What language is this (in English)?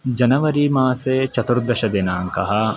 Sanskrit